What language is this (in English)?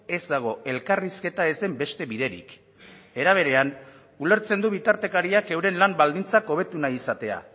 Basque